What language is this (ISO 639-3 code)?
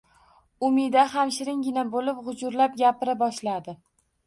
uzb